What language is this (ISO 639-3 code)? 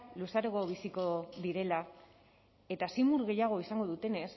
eus